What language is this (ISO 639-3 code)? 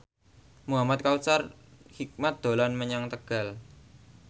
jav